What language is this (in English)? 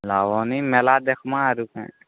Odia